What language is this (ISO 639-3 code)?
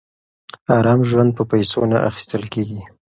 pus